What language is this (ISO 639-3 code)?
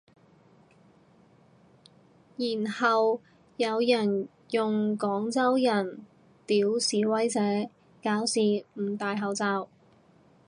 yue